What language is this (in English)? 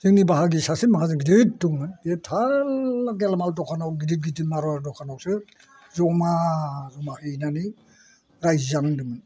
Bodo